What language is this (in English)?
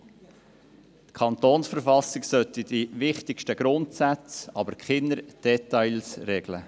Swiss German